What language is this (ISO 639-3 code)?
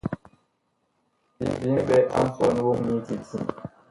bkh